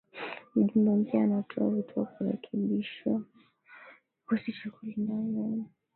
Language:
Swahili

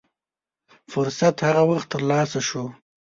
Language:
Pashto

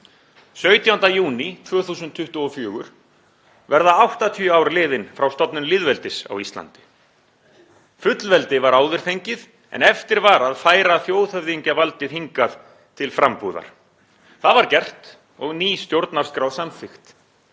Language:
Icelandic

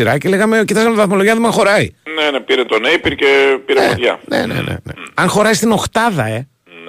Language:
Greek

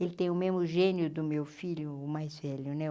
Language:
Portuguese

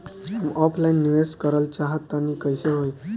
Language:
Bhojpuri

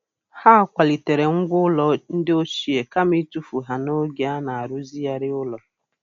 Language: Igbo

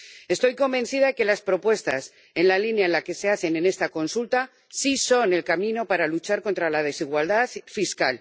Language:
Spanish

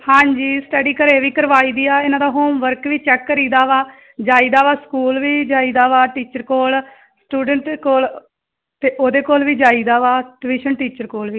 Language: Punjabi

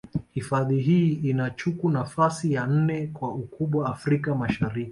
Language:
Swahili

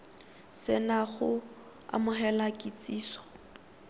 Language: Tswana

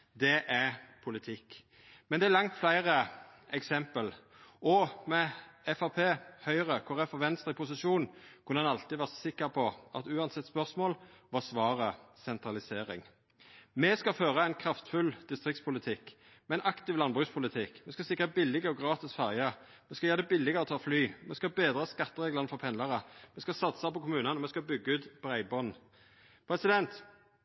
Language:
Norwegian Nynorsk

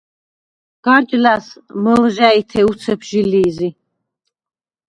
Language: Svan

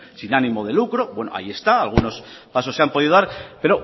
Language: Spanish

